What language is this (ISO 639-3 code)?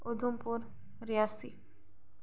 doi